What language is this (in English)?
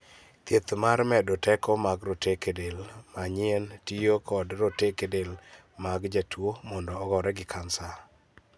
Luo (Kenya and Tanzania)